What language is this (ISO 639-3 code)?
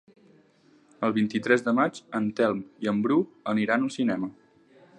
cat